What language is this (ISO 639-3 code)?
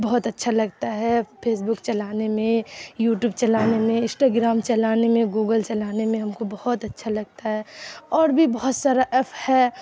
urd